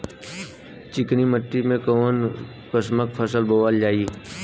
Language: Bhojpuri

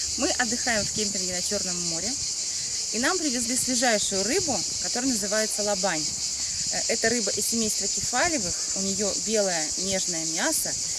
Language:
Russian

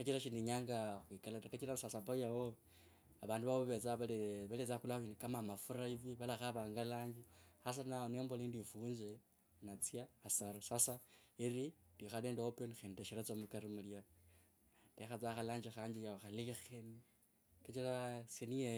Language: Kabras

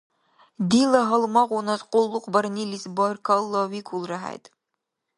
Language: Dargwa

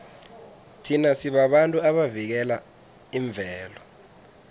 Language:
South Ndebele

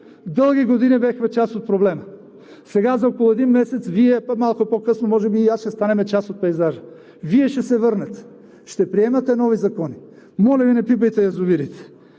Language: Bulgarian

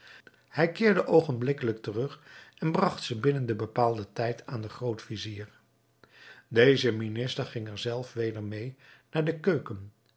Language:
Dutch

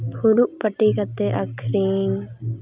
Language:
Santali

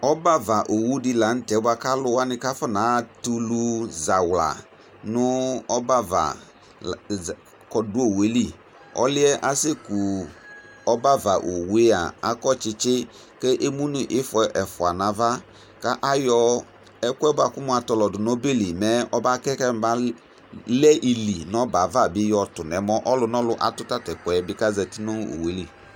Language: Ikposo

